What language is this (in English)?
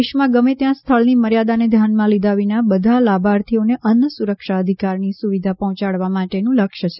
Gujarati